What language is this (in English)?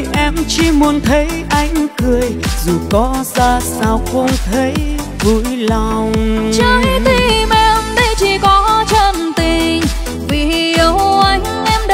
Vietnamese